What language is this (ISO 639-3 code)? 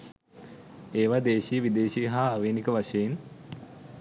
sin